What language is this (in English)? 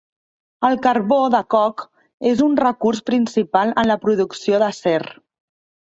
Catalan